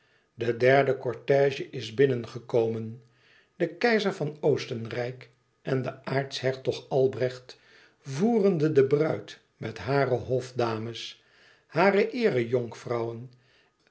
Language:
Dutch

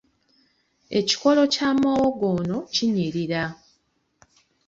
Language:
Ganda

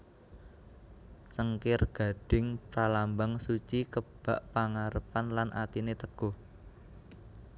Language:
Javanese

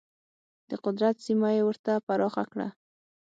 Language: Pashto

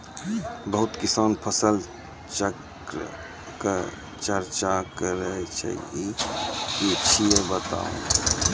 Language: Maithili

